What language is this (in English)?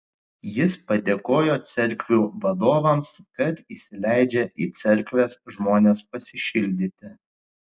Lithuanian